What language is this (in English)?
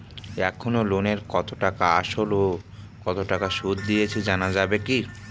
Bangla